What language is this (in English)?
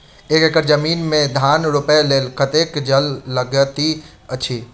Maithili